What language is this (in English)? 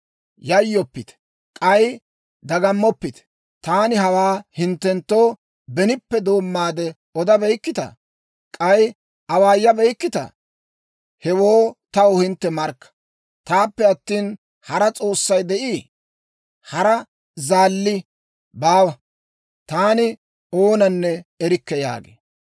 Dawro